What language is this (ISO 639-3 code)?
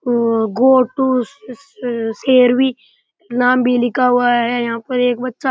raj